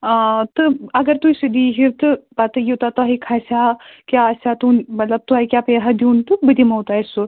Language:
Kashmiri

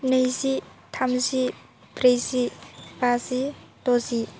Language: Bodo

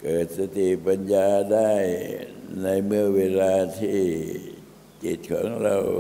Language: Thai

